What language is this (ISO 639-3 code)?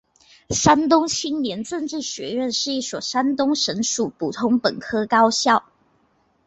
zho